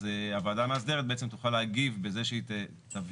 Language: Hebrew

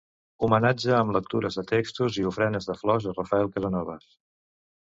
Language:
Catalan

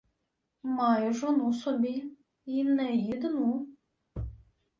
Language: Ukrainian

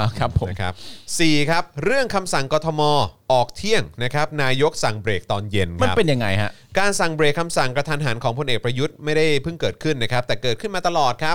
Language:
Thai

